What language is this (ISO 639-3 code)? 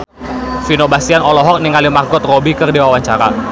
sun